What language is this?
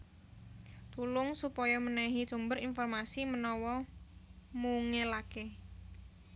Javanese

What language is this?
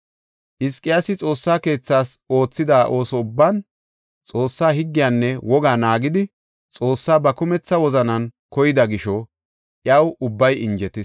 Gofa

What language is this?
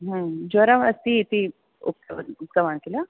Sanskrit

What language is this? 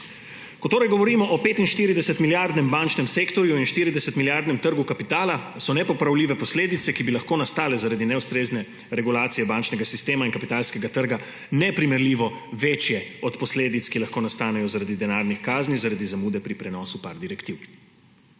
Slovenian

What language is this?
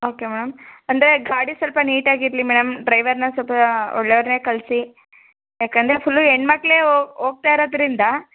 Kannada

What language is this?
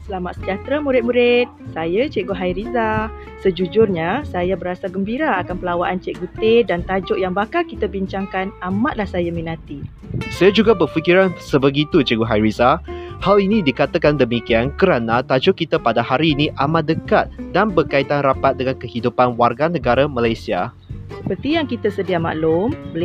Malay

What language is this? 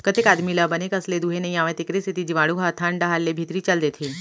Chhattisgarhi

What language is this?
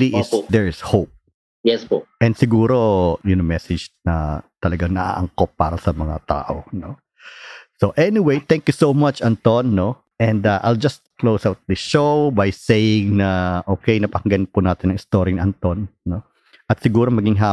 Filipino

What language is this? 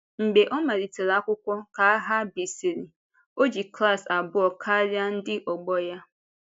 Igbo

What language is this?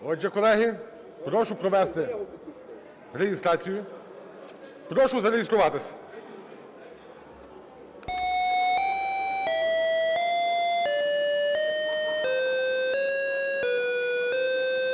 Ukrainian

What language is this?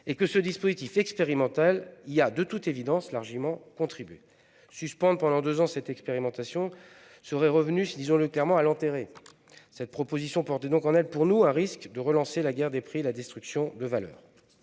French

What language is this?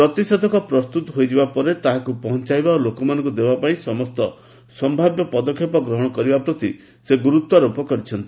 Odia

